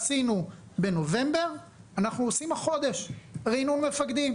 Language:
Hebrew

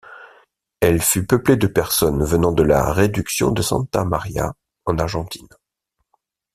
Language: French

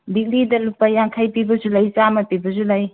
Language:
Manipuri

